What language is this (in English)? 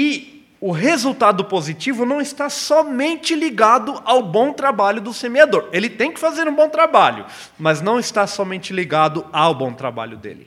Portuguese